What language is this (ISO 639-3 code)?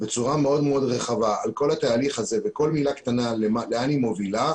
heb